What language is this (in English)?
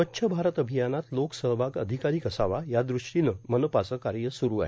Marathi